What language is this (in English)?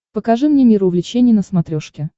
Russian